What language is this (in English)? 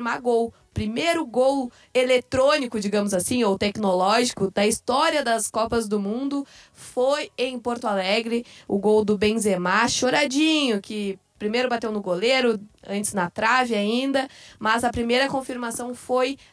Portuguese